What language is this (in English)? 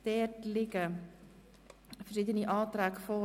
Swiss German